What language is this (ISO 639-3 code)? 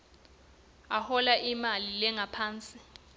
ssw